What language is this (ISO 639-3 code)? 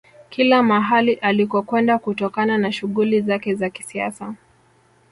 swa